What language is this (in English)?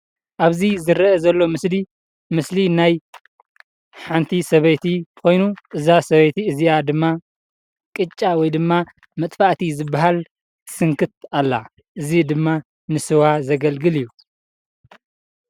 Tigrinya